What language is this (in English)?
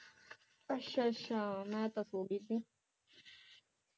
Punjabi